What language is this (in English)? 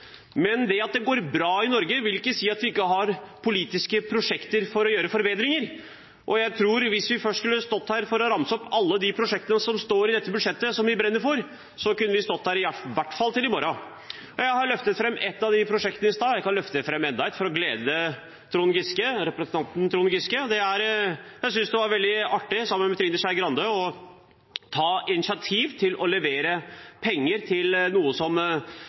Norwegian Bokmål